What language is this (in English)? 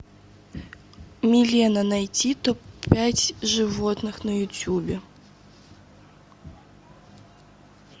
Russian